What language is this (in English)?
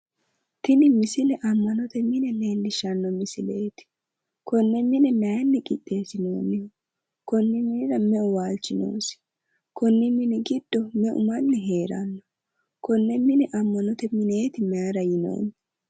Sidamo